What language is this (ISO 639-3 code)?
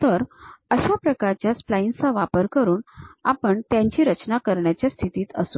mar